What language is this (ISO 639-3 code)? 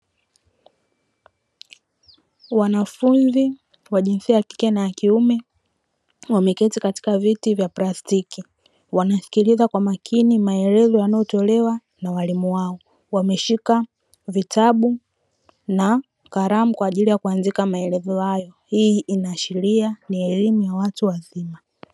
swa